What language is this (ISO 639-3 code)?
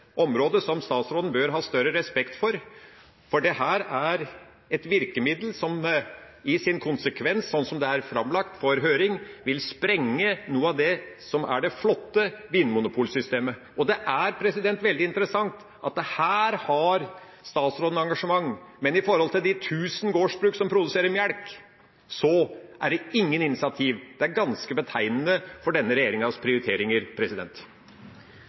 nno